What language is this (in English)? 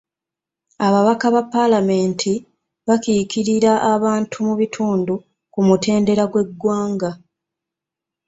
Ganda